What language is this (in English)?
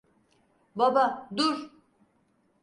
Turkish